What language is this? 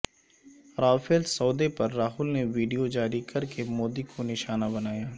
Urdu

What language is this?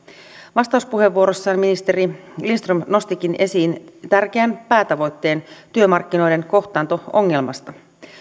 Finnish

